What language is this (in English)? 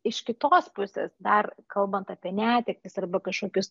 Lithuanian